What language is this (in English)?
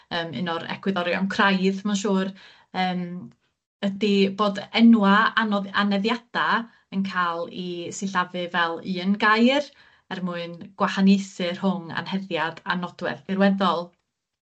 Welsh